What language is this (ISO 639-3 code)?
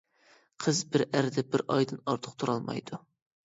uig